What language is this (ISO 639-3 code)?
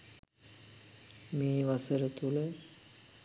sin